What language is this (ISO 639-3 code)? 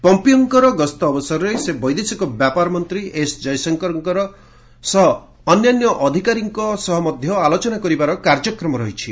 ori